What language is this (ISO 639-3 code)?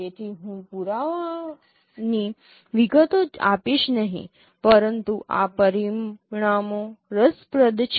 guj